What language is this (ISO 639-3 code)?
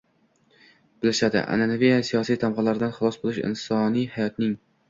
uzb